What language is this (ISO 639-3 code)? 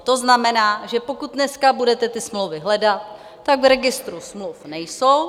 ces